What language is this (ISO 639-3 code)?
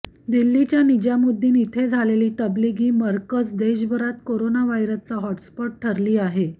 mar